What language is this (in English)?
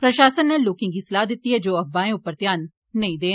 Dogri